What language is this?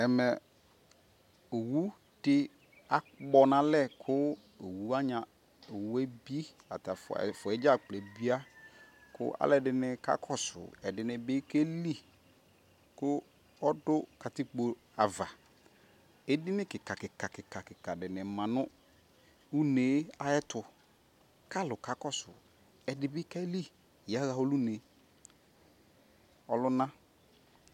Ikposo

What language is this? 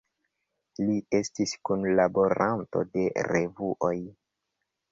Esperanto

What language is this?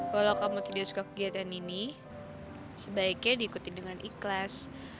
Indonesian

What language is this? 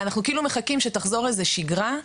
Hebrew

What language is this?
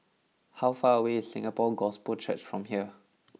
English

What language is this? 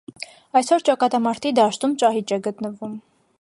Armenian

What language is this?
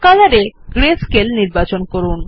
Bangla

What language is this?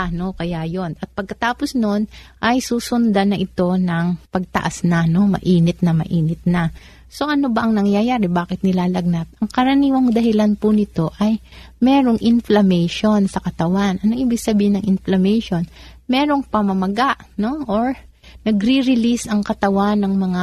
Filipino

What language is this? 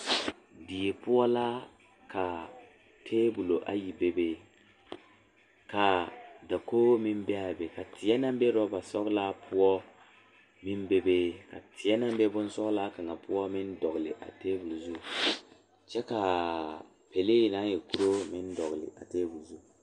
Southern Dagaare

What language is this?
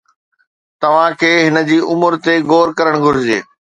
Sindhi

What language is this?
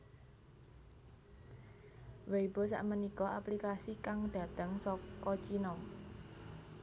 Javanese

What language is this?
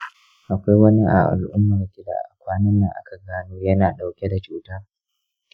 Hausa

